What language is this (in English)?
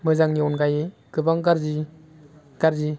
Bodo